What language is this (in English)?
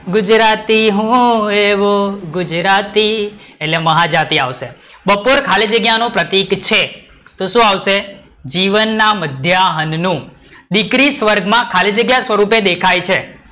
Gujarati